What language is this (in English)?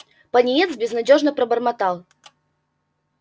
Russian